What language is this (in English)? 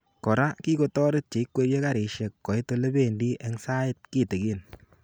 Kalenjin